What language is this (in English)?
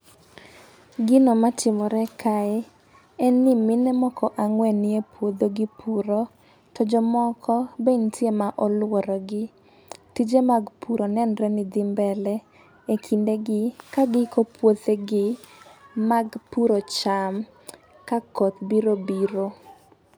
Luo (Kenya and Tanzania)